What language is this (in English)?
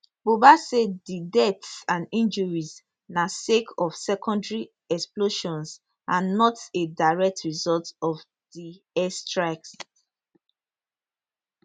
Nigerian Pidgin